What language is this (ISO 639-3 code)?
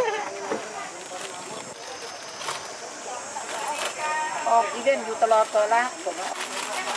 tha